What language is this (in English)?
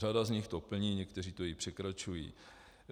Czech